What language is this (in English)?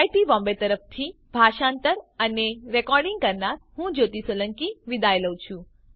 Gujarati